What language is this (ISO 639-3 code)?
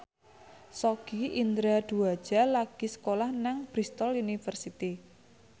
jav